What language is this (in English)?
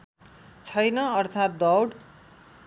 Nepali